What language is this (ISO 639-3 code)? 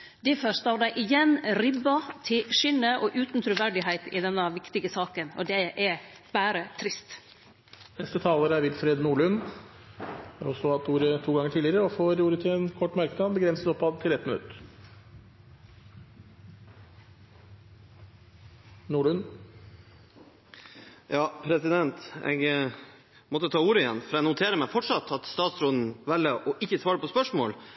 nor